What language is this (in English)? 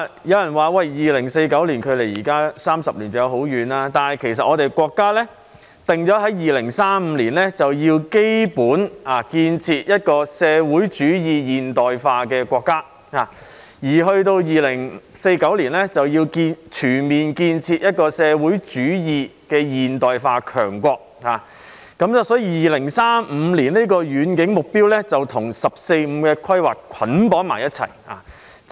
Cantonese